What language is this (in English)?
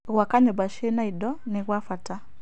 Kikuyu